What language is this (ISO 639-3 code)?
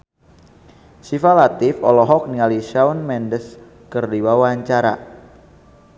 sun